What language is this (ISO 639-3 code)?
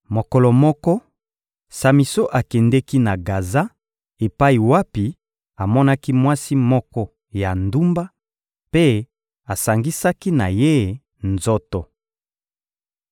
lin